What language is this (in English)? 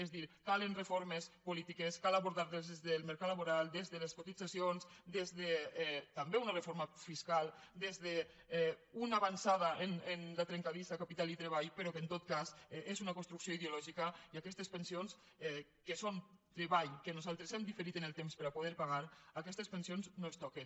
Catalan